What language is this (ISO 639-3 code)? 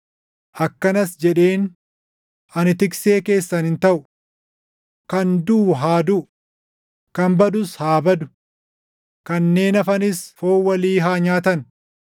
orm